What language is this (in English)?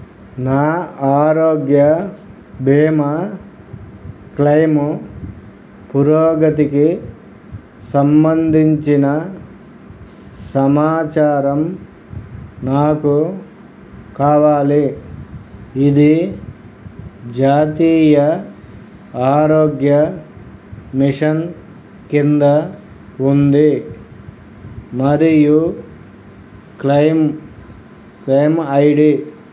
Telugu